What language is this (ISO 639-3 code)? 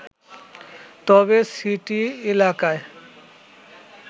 ben